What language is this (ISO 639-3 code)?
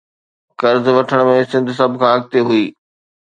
snd